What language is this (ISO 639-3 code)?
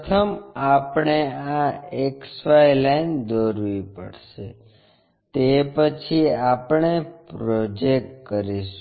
guj